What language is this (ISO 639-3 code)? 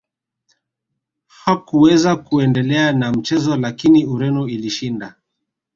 swa